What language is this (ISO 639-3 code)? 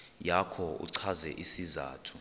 xho